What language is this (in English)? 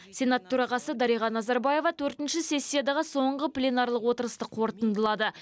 Kazakh